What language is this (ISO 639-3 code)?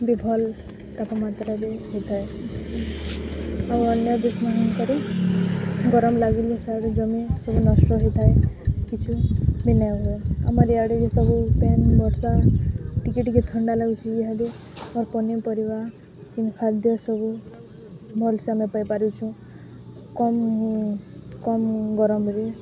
ori